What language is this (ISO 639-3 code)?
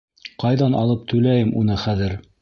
bak